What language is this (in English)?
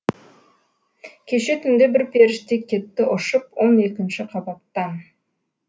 Kazakh